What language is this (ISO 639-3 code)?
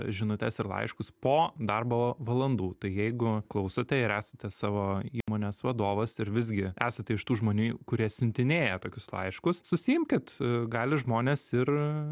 lit